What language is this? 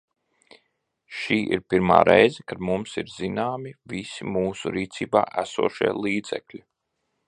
Latvian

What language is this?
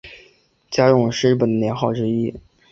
Chinese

